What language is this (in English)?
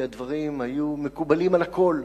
Hebrew